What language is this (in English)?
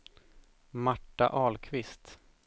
Swedish